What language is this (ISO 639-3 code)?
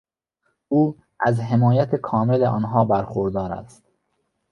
fas